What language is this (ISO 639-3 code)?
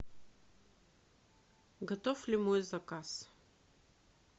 rus